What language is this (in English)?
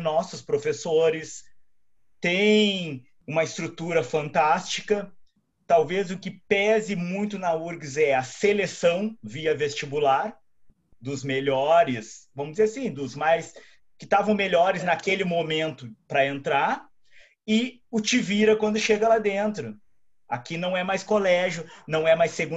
Portuguese